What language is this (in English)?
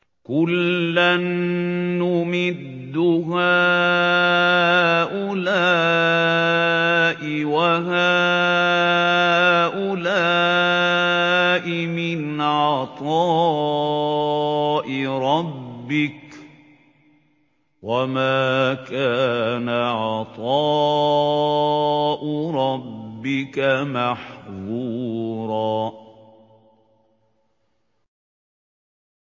Arabic